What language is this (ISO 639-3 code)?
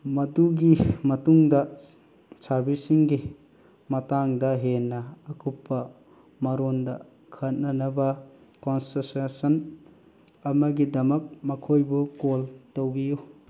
mni